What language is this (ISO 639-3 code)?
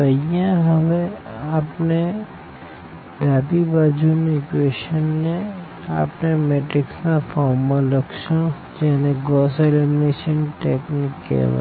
guj